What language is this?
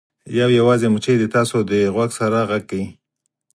Pashto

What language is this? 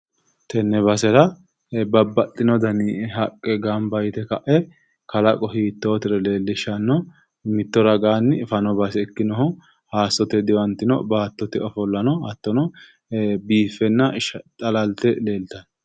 Sidamo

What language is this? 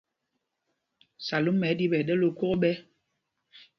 Mpumpong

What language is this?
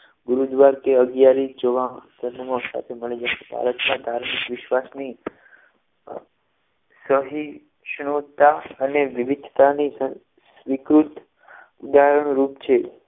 Gujarati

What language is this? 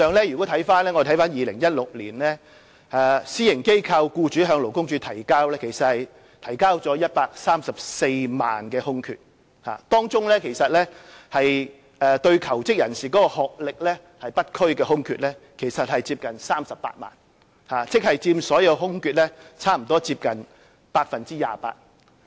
Cantonese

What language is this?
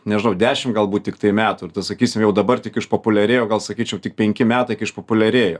Lithuanian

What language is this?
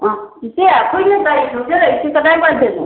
Manipuri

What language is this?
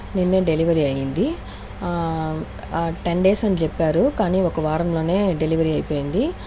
Telugu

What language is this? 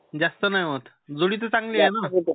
Marathi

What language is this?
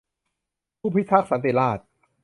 Thai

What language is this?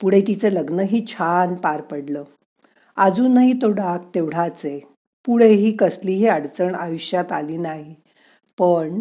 Marathi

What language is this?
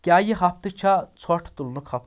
Kashmiri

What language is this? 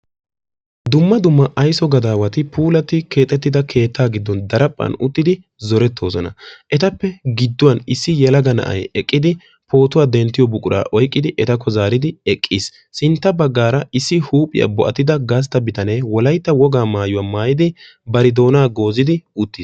Wolaytta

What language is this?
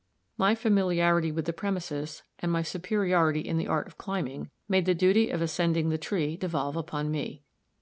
English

